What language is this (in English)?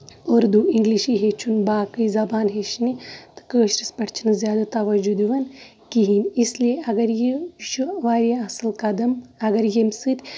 Kashmiri